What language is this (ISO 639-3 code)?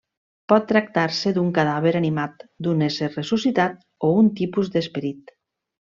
cat